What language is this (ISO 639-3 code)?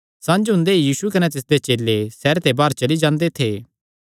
xnr